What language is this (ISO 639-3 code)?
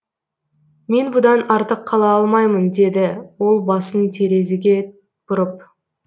kaz